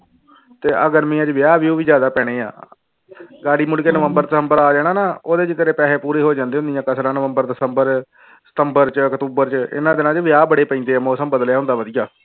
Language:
Punjabi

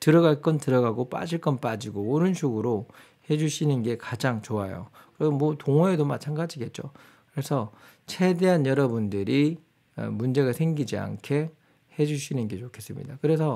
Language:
Korean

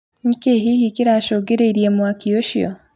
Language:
Kikuyu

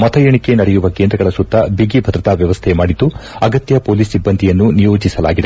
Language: Kannada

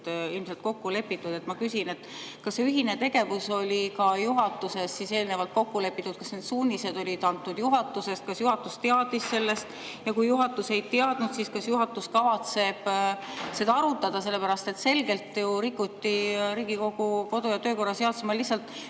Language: Estonian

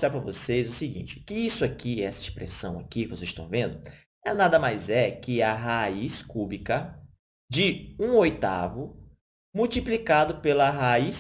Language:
Portuguese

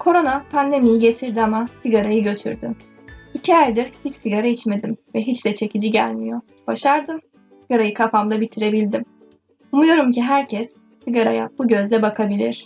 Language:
Turkish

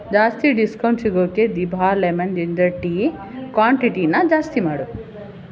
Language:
Kannada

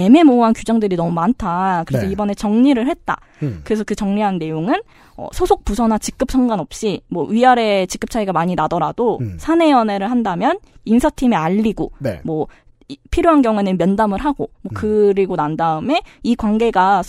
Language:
Korean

